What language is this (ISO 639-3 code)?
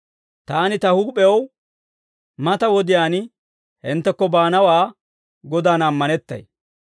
dwr